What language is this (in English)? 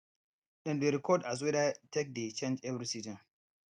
Nigerian Pidgin